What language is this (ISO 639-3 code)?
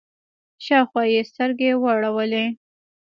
pus